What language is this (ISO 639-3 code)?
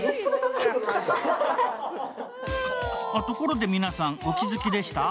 jpn